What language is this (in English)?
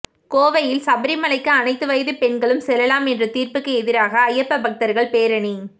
Tamil